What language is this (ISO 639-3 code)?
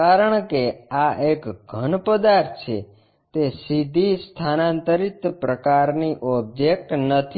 guj